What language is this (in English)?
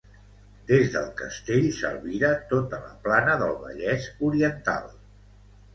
Catalan